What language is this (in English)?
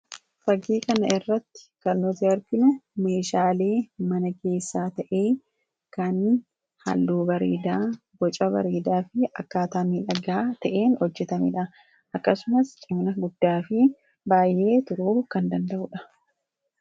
Oromo